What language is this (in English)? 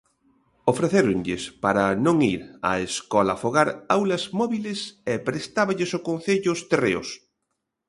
Galician